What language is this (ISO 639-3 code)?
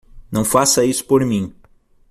por